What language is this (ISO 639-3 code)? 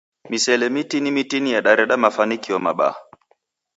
dav